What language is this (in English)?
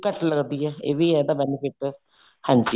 Punjabi